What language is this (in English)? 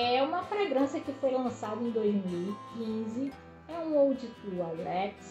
Portuguese